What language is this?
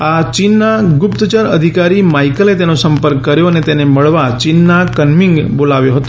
Gujarati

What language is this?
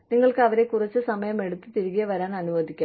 Malayalam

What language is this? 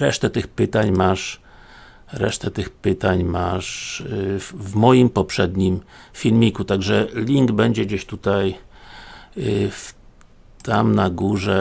Polish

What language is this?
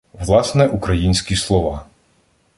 Ukrainian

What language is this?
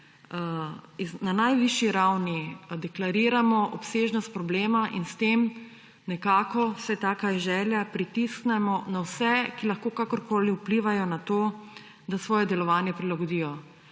Slovenian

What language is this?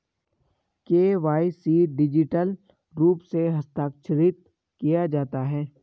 Hindi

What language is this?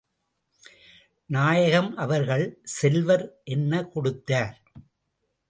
Tamil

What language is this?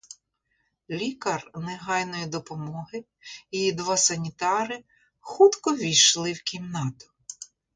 Ukrainian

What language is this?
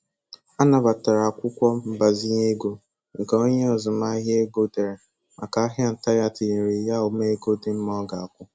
Igbo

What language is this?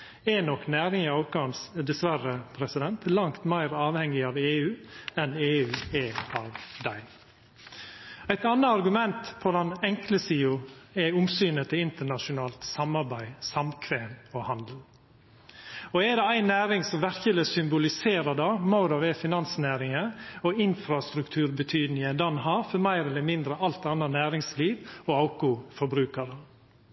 Norwegian Nynorsk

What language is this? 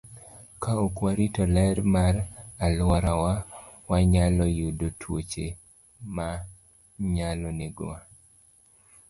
Luo (Kenya and Tanzania)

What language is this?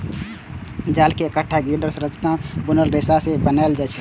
Maithili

